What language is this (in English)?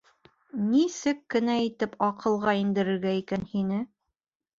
Bashkir